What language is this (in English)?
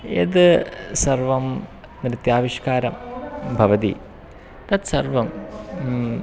Sanskrit